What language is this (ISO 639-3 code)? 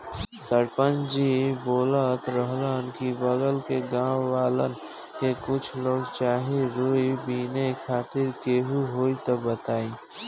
bho